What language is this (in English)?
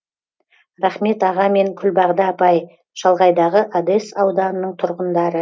Kazakh